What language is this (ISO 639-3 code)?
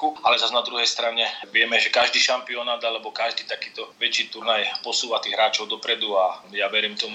slk